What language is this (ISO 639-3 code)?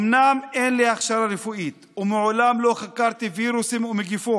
heb